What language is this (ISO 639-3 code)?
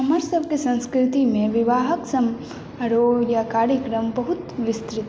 mai